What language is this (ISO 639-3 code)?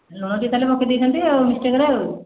ori